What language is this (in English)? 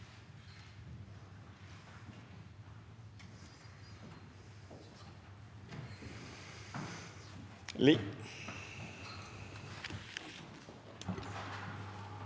Norwegian